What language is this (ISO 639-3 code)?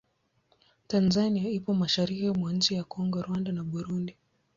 swa